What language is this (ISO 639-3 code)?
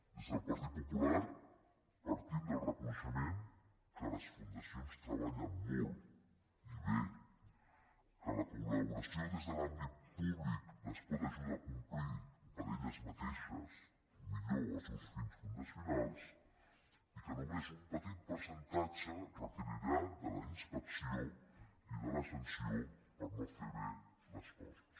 cat